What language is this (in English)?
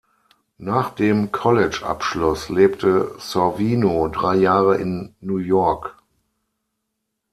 German